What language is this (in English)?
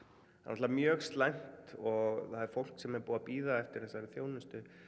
Icelandic